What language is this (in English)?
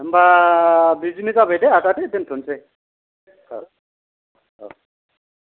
Bodo